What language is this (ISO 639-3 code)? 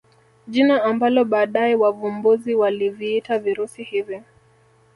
swa